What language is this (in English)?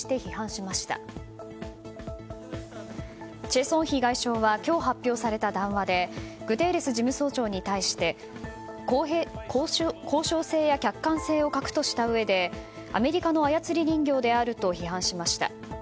Japanese